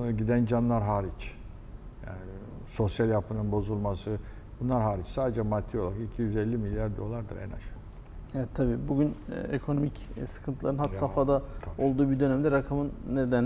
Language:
Turkish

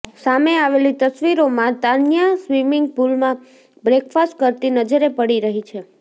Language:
Gujarati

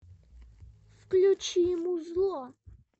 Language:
Russian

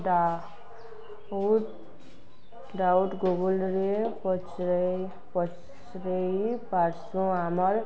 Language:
Odia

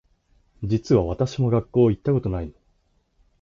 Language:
Japanese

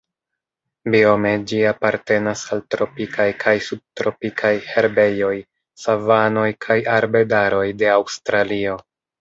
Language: Esperanto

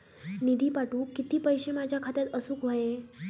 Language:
Marathi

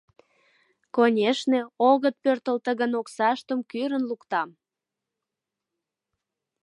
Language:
Mari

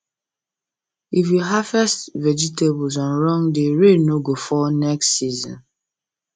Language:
Nigerian Pidgin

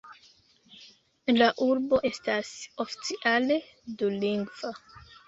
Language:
Esperanto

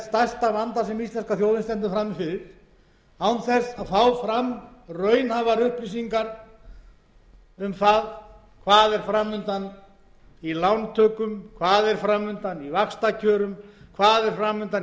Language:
Icelandic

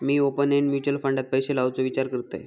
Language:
Marathi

